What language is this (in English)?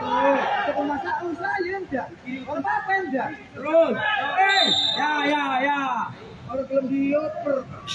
Indonesian